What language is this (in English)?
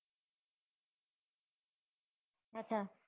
Gujarati